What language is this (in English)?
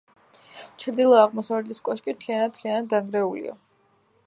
Georgian